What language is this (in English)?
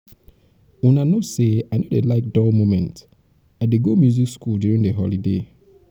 Nigerian Pidgin